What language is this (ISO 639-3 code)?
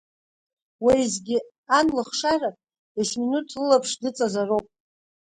abk